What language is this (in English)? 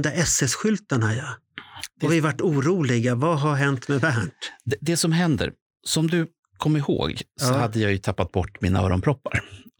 Swedish